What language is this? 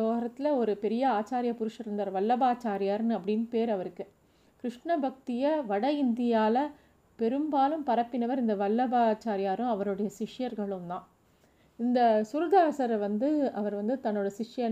Tamil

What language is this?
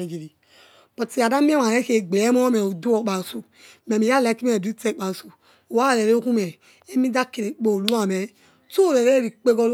Yekhee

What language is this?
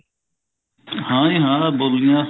Punjabi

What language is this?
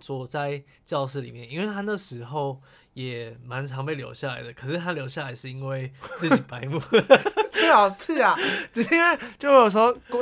Chinese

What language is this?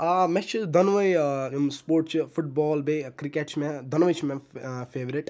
Kashmiri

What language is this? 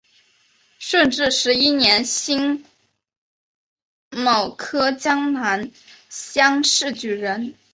Chinese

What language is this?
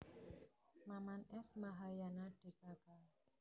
Javanese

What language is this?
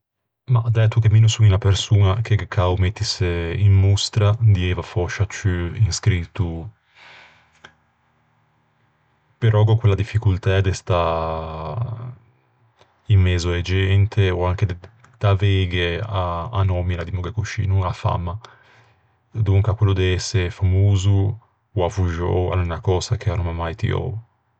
Ligurian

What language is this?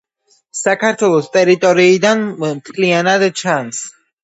Georgian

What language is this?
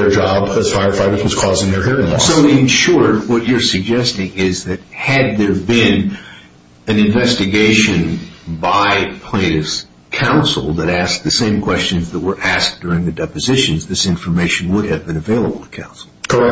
English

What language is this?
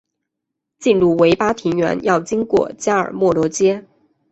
Chinese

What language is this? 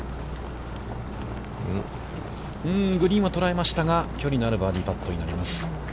Japanese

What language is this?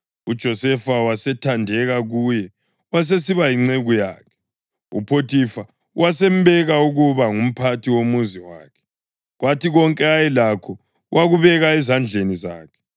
North Ndebele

